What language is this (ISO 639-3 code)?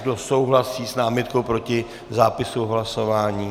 ces